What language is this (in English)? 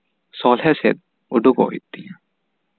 Santali